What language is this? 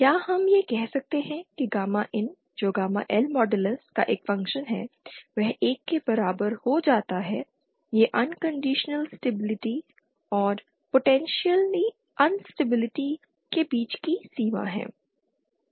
Hindi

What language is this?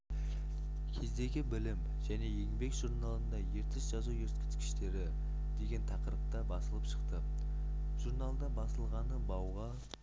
Kazakh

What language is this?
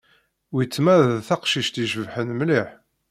Kabyle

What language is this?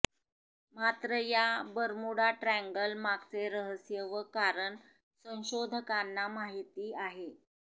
Marathi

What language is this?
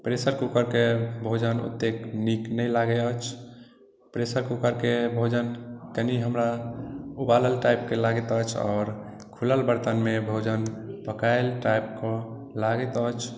Maithili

